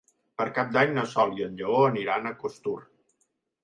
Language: Catalan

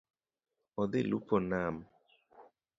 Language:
Luo (Kenya and Tanzania)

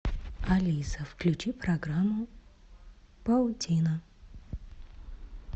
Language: Russian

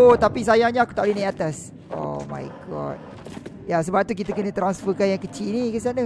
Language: Malay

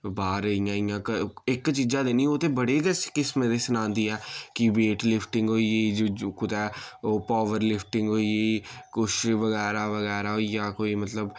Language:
Dogri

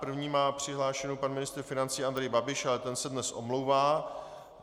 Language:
Czech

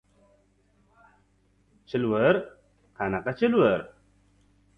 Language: Uzbek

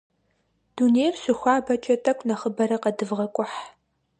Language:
Kabardian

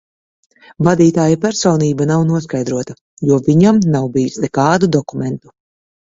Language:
Latvian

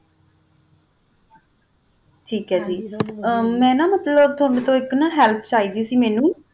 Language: Punjabi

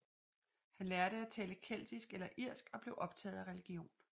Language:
Danish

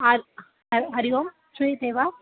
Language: Sanskrit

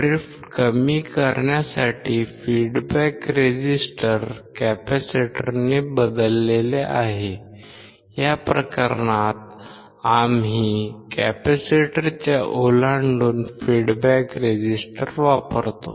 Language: Marathi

